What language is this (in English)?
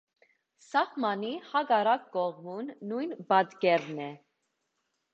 Armenian